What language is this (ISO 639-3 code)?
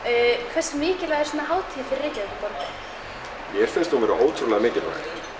isl